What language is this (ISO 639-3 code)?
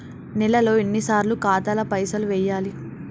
tel